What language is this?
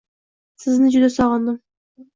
Uzbek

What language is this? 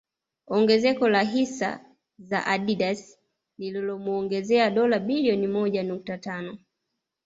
Swahili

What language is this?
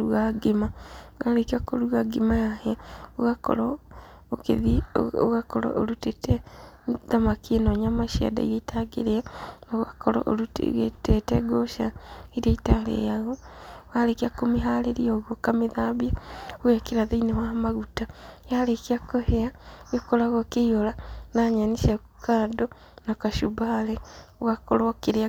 Kikuyu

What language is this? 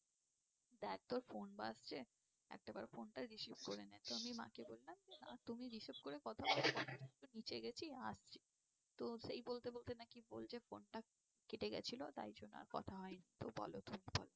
Bangla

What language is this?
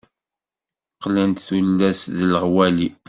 Kabyle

